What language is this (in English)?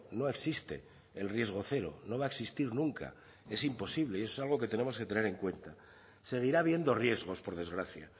Spanish